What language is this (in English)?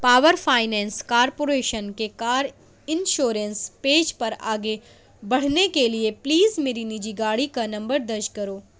Urdu